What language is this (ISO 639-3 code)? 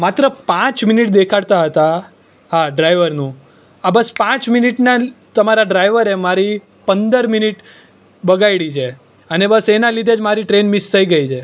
guj